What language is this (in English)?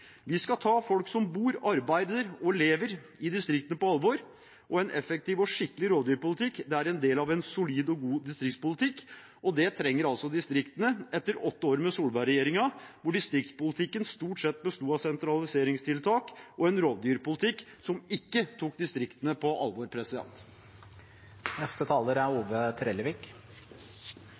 Norwegian